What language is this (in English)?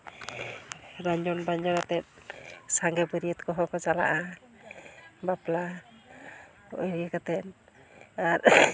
Santali